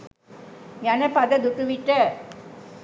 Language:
Sinhala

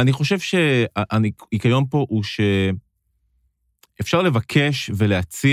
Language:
Hebrew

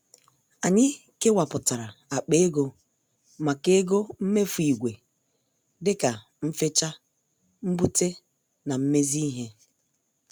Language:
Igbo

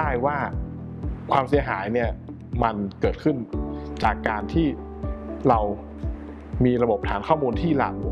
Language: Thai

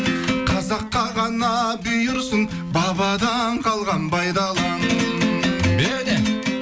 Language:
Kazakh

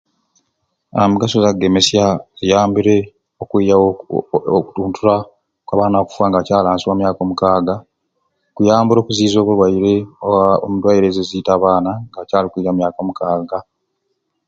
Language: Ruuli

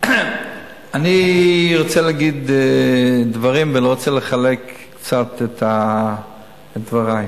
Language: Hebrew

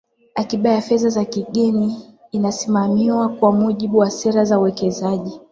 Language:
Swahili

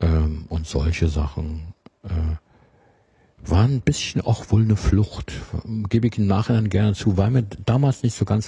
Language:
German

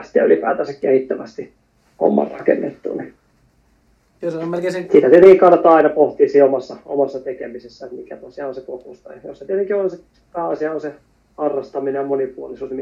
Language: Finnish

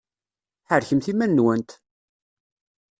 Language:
Kabyle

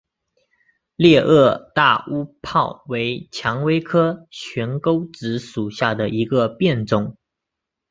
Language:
Chinese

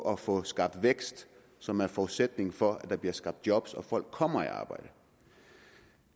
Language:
Danish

